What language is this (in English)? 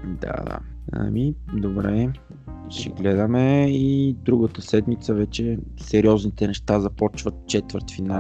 Bulgarian